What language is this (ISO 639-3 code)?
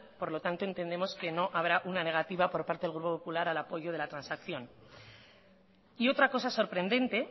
spa